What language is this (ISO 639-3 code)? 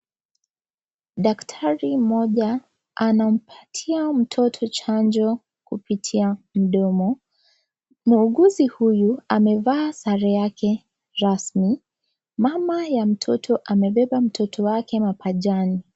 swa